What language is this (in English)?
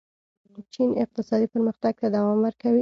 Pashto